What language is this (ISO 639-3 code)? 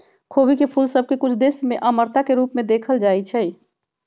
mag